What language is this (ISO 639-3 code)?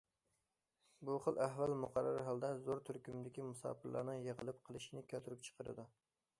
uig